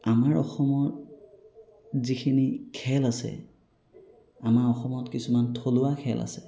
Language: Assamese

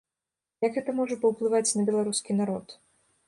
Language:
Belarusian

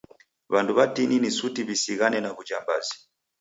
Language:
Taita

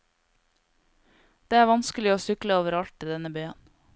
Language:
Norwegian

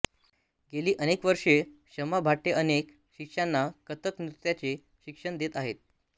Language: Marathi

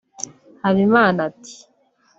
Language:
Kinyarwanda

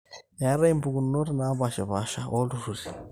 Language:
Masai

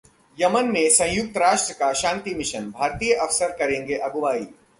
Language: Hindi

